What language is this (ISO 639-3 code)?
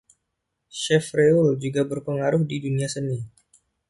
ind